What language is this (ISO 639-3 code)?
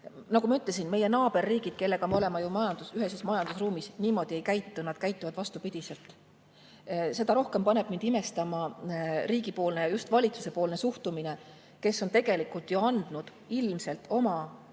est